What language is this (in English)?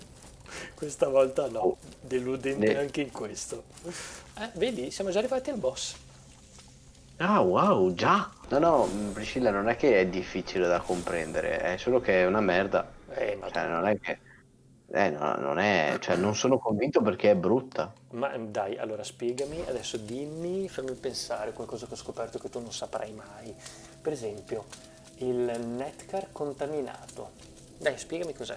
Italian